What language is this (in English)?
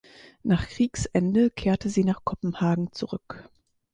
German